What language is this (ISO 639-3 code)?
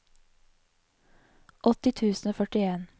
nor